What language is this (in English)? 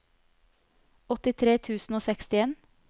Norwegian